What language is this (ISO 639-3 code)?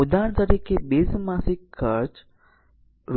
guj